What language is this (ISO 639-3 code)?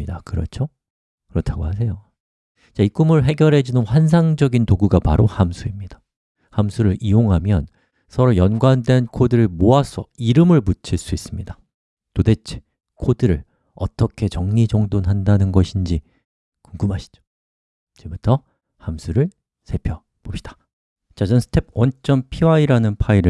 kor